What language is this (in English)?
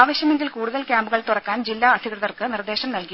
Malayalam